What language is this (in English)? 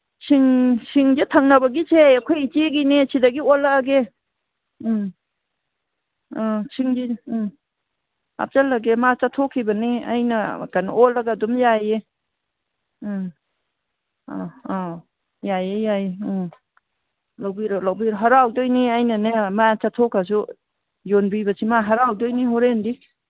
Manipuri